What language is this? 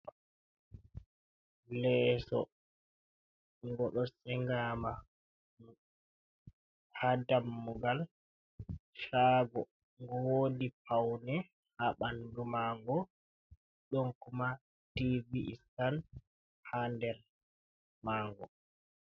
Fula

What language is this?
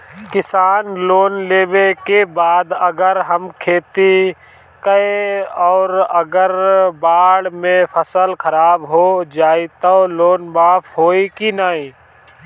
Bhojpuri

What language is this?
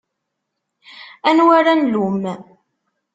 Kabyle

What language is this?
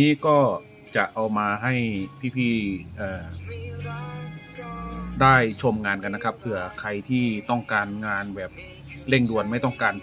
Thai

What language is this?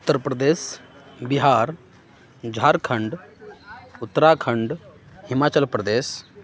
Urdu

